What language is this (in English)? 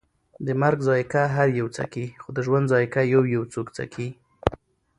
Pashto